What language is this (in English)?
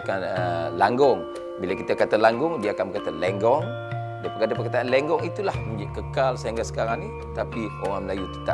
Malay